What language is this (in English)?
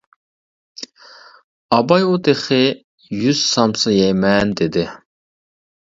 Uyghur